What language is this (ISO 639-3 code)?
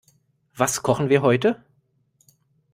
deu